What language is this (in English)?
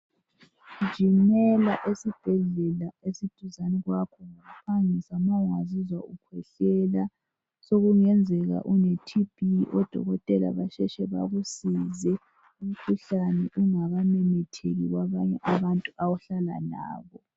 North Ndebele